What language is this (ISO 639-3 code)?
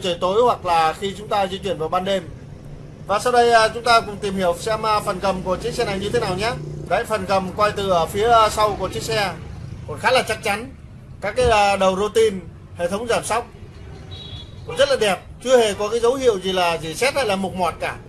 vie